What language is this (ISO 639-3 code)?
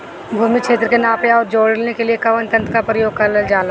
bho